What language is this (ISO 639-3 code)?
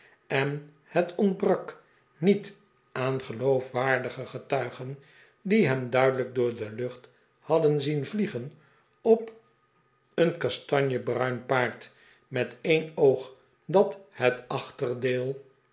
nld